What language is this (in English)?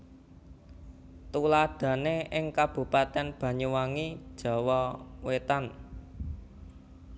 Javanese